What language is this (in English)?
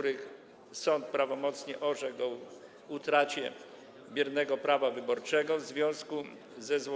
Polish